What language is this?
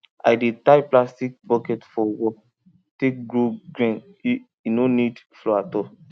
Nigerian Pidgin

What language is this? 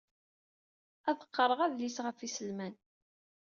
Kabyle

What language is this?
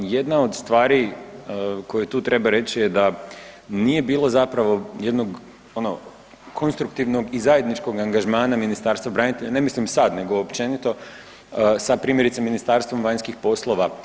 Croatian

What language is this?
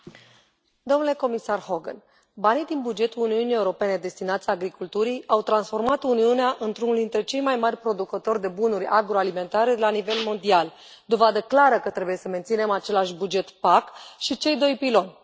Romanian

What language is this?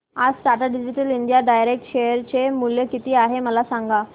Marathi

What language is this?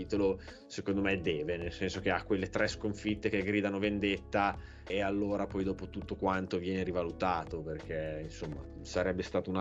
Italian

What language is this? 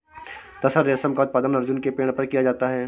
Hindi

